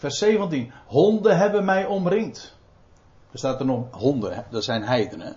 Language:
Dutch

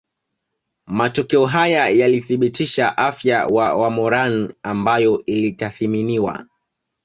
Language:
Swahili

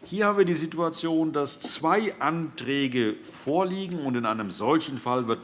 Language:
German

